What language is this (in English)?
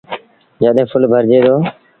Sindhi Bhil